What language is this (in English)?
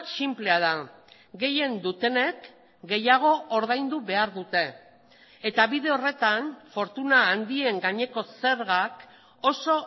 Basque